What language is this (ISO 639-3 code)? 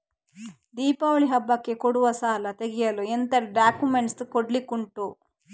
kan